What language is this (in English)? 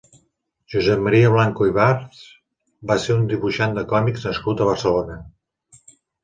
Catalan